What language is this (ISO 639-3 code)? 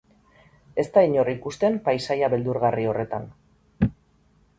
eus